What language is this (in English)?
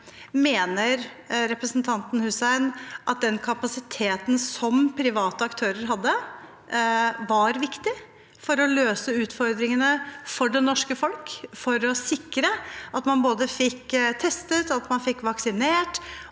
Norwegian